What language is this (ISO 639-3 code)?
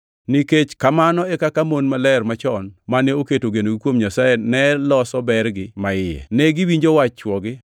luo